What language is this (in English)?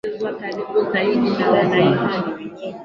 Swahili